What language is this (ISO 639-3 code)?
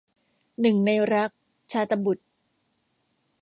tha